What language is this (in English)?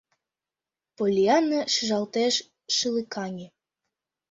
Mari